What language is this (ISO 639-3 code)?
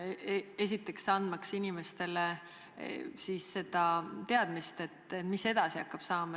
est